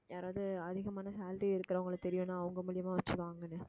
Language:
Tamil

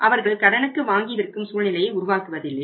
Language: Tamil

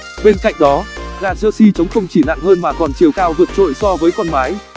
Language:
Vietnamese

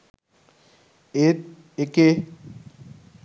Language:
Sinhala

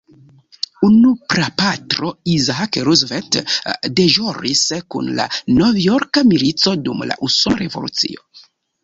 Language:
Esperanto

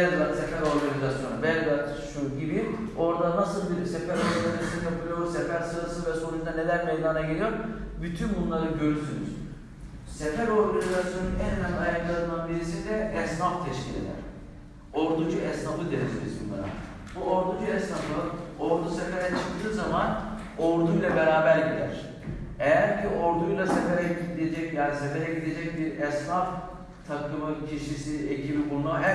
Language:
Turkish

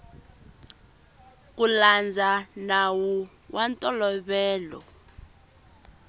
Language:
Tsonga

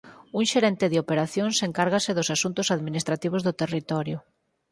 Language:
Galician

